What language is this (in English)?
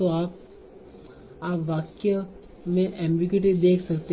Hindi